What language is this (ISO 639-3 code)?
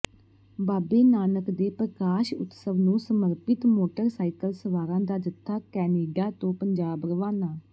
pan